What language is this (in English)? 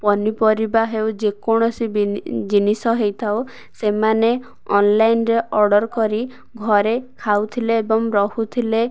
Odia